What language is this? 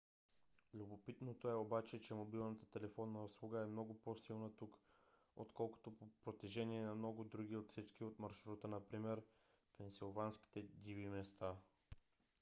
Bulgarian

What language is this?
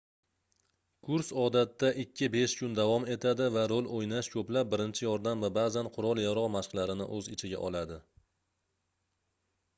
Uzbek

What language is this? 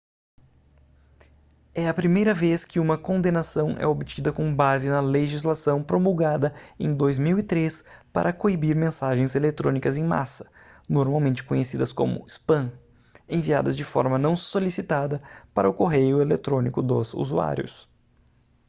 Portuguese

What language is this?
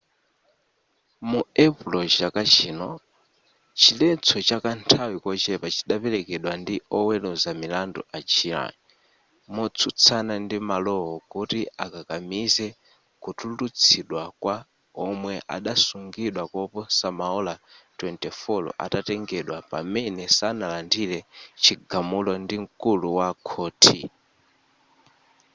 Nyanja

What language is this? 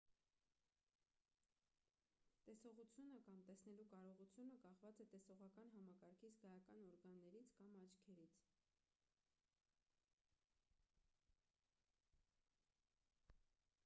Armenian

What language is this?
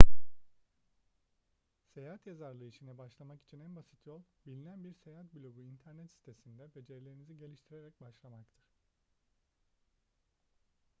Turkish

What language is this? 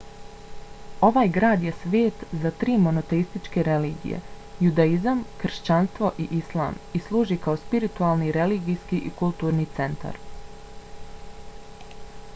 Bosnian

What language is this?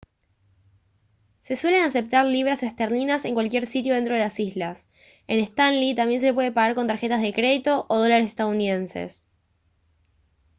Spanish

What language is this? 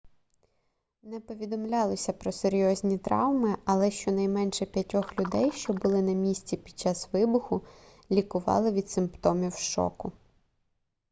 Ukrainian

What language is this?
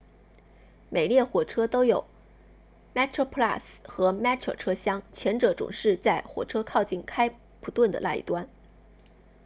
Chinese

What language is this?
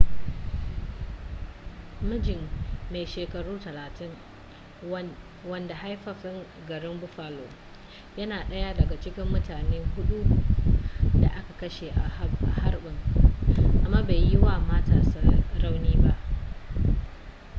Hausa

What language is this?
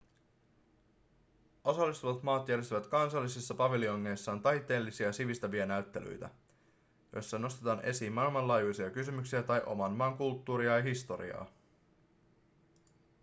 Finnish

